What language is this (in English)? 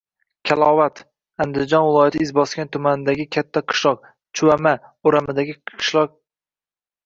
Uzbek